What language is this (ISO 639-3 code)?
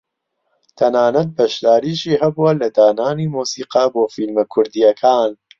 ckb